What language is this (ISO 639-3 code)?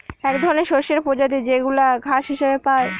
ben